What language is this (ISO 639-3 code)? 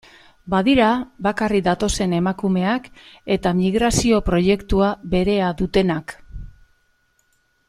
eus